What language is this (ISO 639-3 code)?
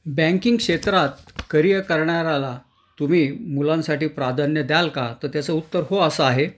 mar